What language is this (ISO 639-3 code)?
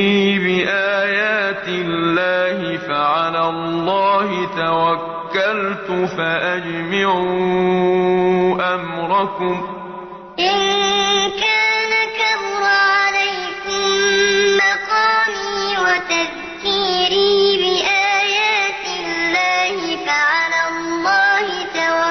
ara